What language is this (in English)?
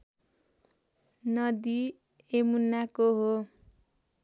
Nepali